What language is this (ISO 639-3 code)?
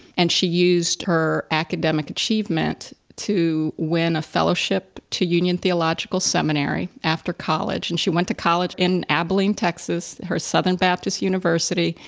eng